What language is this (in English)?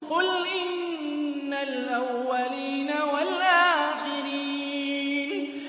Arabic